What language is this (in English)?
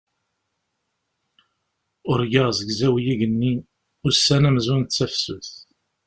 Kabyle